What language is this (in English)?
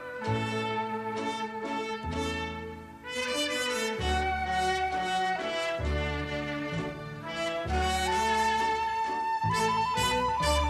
Korean